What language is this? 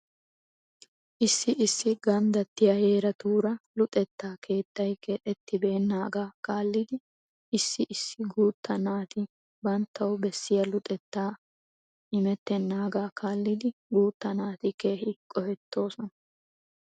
Wolaytta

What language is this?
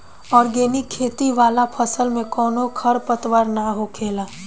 Bhojpuri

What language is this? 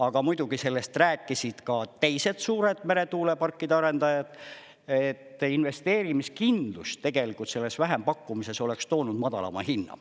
Estonian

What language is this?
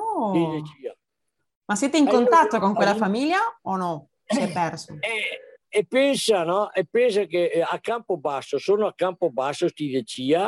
Italian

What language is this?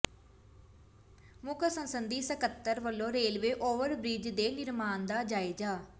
Punjabi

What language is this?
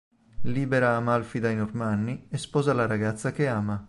Italian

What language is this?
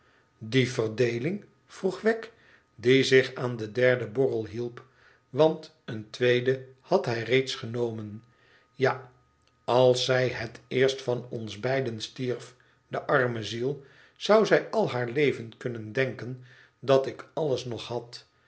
Dutch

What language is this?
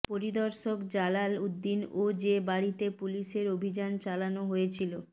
Bangla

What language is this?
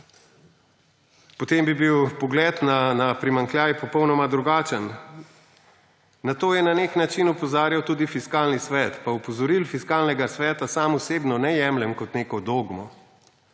Slovenian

